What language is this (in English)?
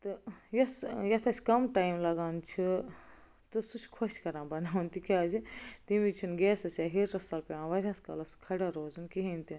Kashmiri